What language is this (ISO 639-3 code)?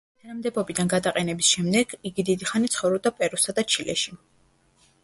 kat